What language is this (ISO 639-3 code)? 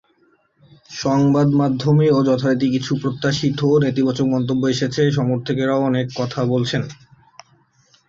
ben